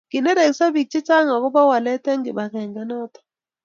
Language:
Kalenjin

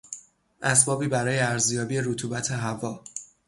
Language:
Persian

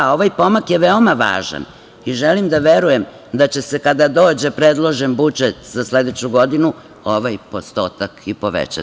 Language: Serbian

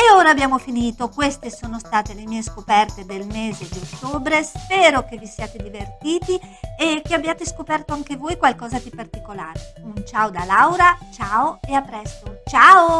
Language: Italian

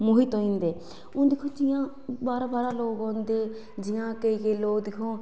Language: Dogri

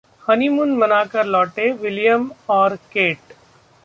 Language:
Hindi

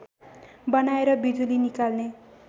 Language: Nepali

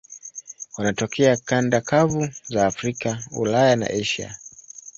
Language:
Swahili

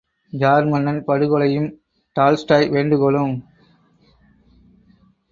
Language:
Tamil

